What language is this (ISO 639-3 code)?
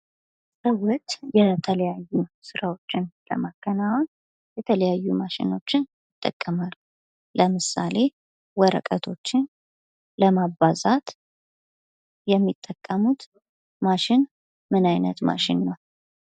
amh